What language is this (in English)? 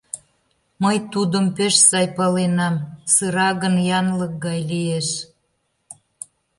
Mari